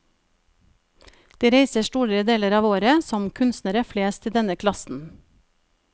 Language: Norwegian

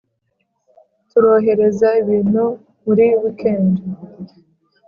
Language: Kinyarwanda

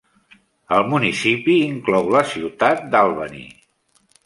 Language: Catalan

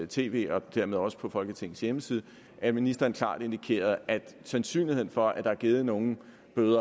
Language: Danish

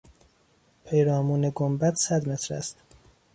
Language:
Persian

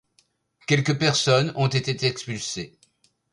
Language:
French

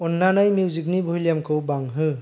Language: Bodo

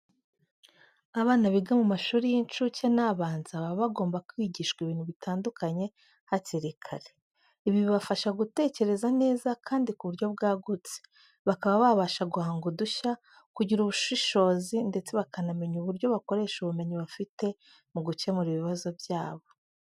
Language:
Kinyarwanda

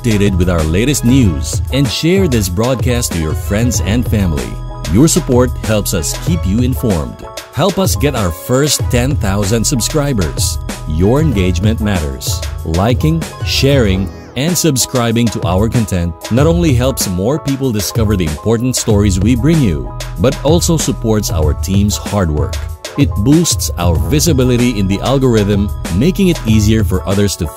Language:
Filipino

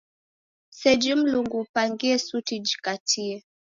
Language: Taita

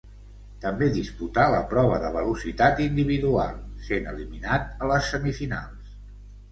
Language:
Catalan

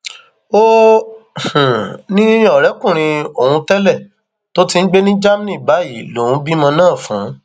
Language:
Yoruba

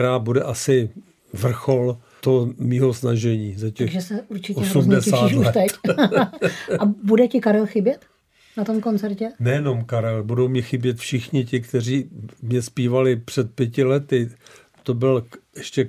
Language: Czech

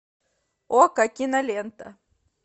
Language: Russian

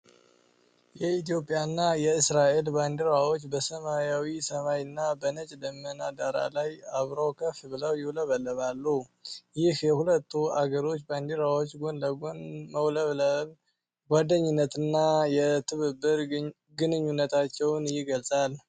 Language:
Amharic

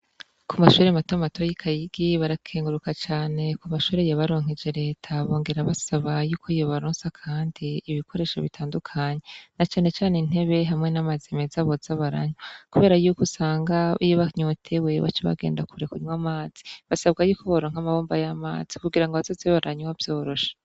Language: Rundi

